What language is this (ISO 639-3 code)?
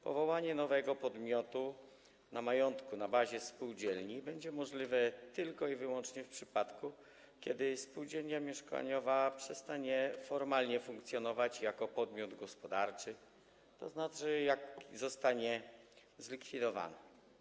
pol